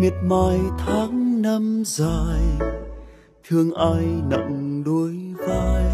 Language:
Vietnamese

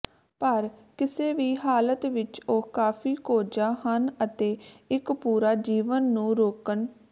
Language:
Punjabi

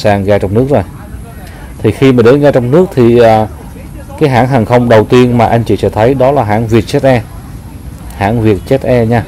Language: Vietnamese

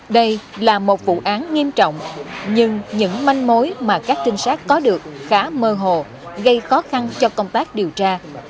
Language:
Vietnamese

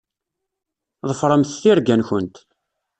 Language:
Kabyle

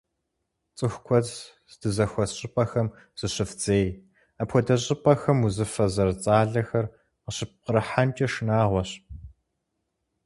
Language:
Kabardian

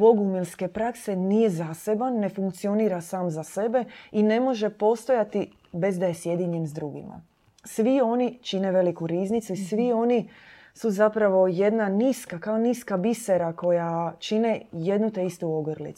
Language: Croatian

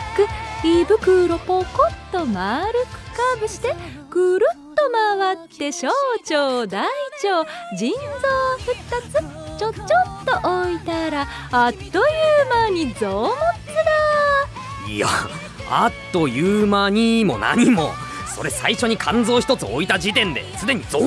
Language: Japanese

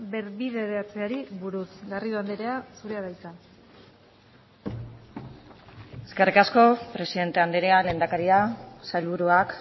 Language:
Basque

